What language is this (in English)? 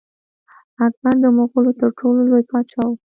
Pashto